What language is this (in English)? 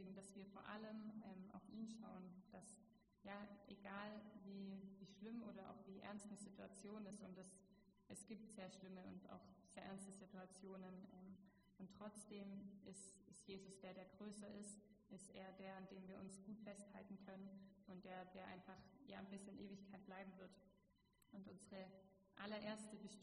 German